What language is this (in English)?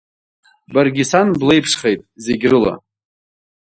Abkhazian